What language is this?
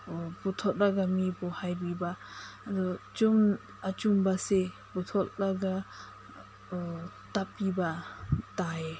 Manipuri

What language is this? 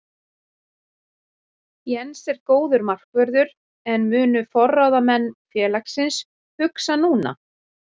Icelandic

